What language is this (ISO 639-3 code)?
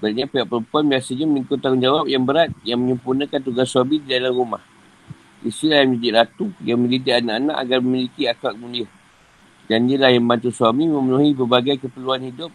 msa